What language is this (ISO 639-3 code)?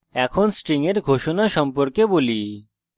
ben